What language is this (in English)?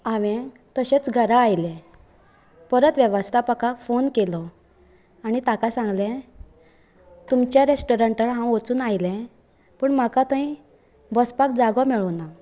Konkani